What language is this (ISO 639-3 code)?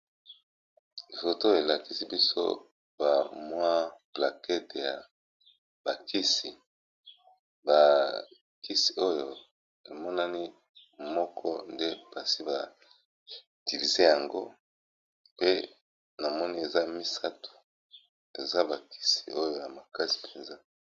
lin